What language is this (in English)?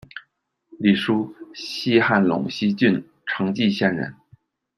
Chinese